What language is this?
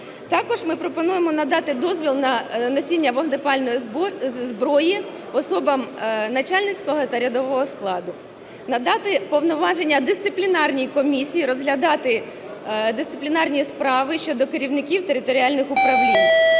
Ukrainian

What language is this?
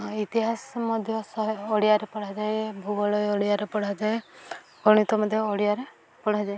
Odia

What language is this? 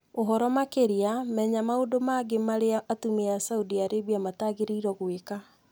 Kikuyu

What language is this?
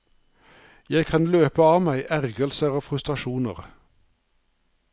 Norwegian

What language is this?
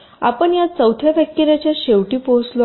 Marathi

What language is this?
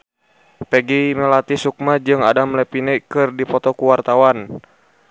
Sundanese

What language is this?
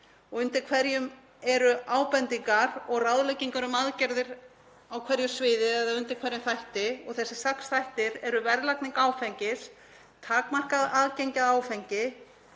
Icelandic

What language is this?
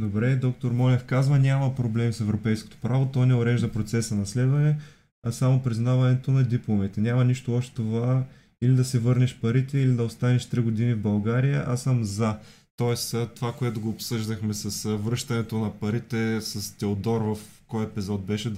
Bulgarian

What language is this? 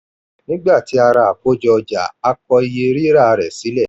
Yoruba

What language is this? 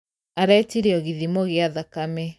Kikuyu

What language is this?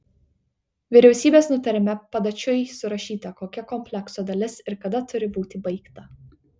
Lithuanian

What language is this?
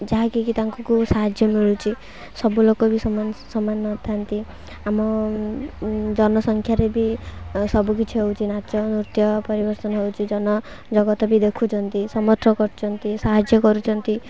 Odia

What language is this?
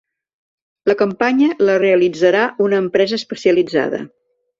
Catalan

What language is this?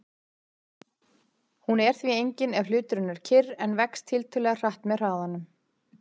Icelandic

